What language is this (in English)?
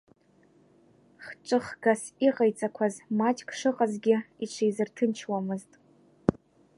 Abkhazian